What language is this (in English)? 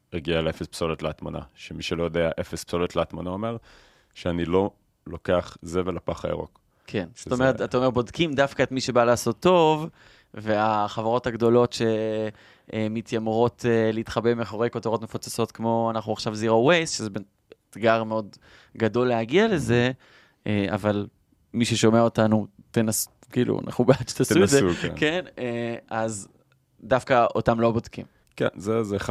Hebrew